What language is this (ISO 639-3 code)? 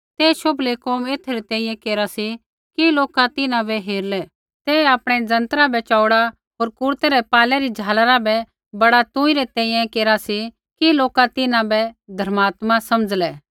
kfx